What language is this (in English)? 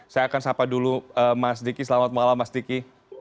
Indonesian